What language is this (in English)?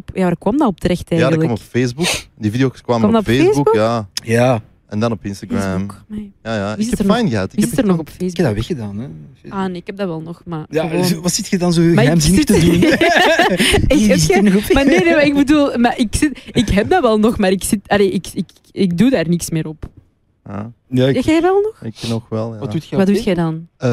Dutch